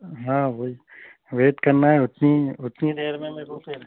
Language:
Urdu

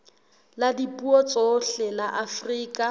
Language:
Southern Sotho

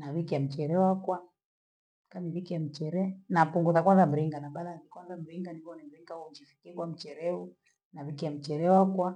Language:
Gweno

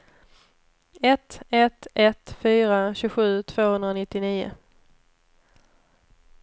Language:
Swedish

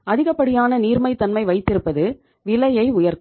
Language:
Tamil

